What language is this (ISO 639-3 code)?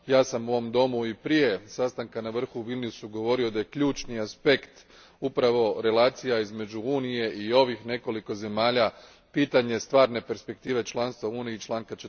hrv